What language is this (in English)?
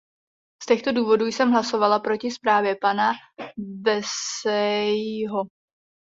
Czech